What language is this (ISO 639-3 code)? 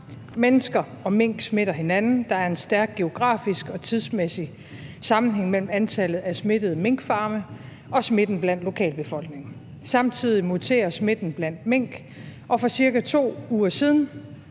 dan